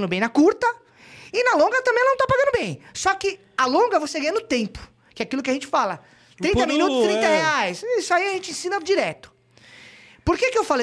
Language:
Portuguese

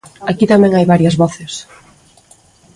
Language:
Galician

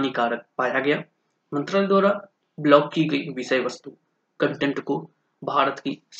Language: Hindi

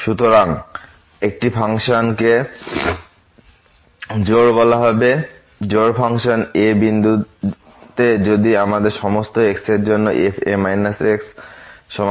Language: Bangla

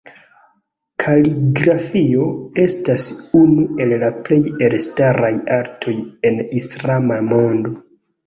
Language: Esperanto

